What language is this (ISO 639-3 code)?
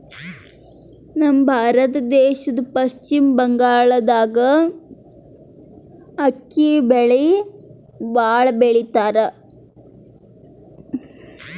kan